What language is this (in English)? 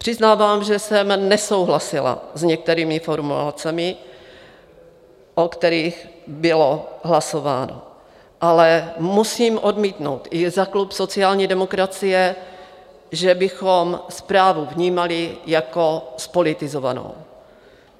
Czech